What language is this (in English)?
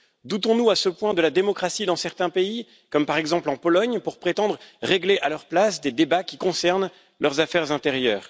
French